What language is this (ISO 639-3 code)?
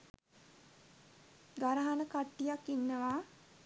sin